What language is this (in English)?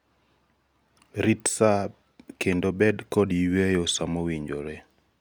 Luo (Kenya and Tanzania)